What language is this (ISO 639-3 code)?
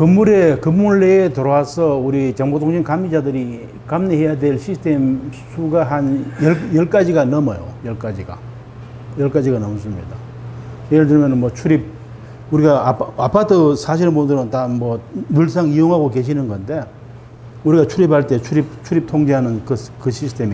kor